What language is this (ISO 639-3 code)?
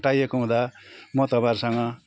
nep